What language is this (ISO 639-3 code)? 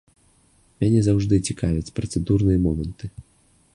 bel